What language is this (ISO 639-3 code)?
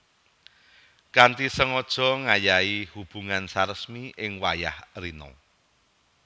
jav